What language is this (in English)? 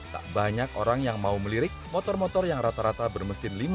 Indonesian